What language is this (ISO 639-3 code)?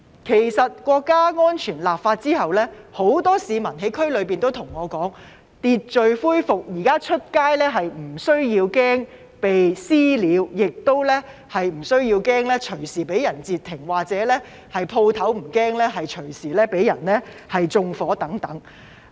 yue